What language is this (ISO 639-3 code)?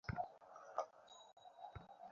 ben